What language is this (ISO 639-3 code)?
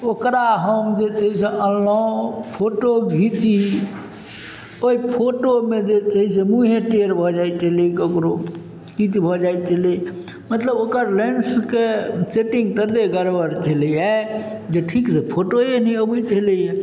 mai